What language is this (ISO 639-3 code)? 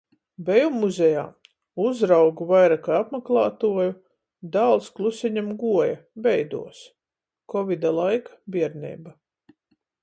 ltg